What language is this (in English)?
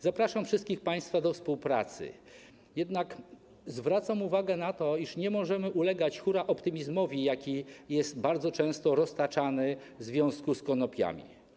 Polish